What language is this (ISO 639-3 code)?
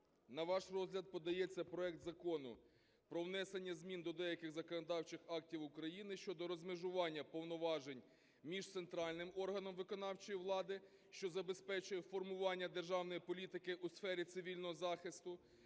ukr